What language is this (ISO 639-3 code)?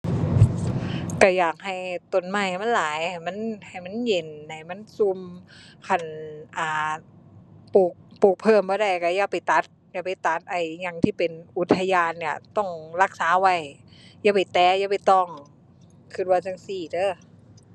tha